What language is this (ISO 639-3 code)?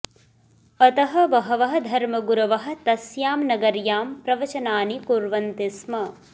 san